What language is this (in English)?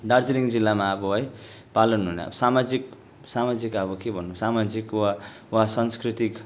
Nepali